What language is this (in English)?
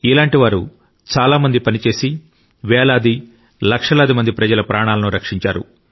Telugu